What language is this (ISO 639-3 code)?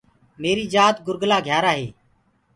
ggg